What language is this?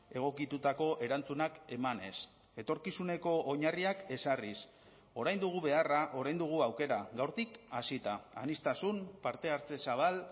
Basque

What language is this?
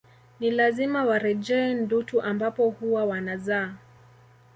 Swahili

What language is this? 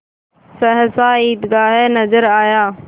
Hindi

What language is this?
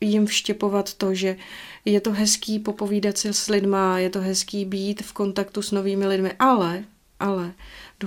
Czech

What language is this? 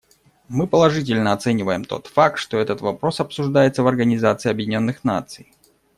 Russian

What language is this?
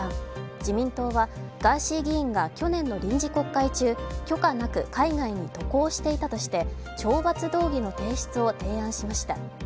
Japanese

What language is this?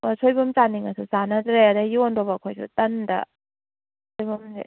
Manipuri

